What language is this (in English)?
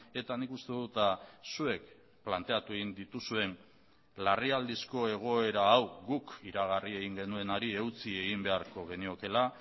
Basque